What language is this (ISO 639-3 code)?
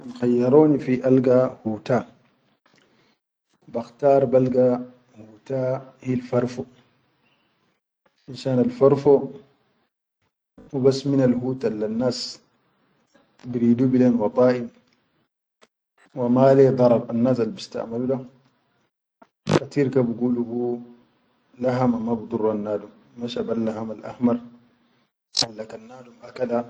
shu